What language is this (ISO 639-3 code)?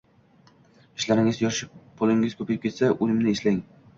uzb